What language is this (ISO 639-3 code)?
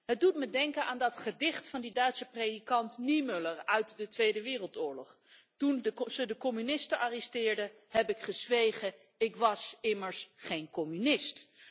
nld